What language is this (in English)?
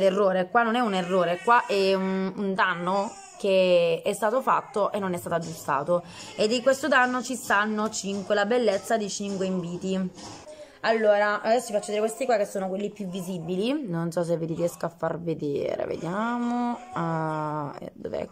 Italian